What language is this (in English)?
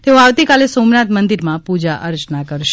Gujarati